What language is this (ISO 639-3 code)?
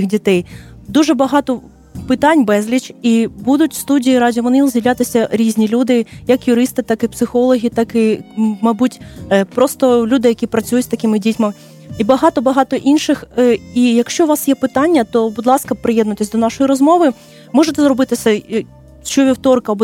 ukr